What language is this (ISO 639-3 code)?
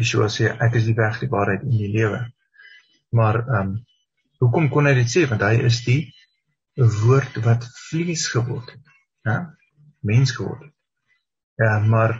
nld